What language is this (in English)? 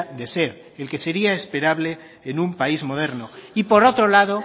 Spanish